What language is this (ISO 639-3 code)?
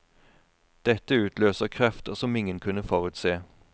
nor